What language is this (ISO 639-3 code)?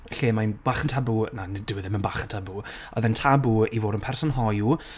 cym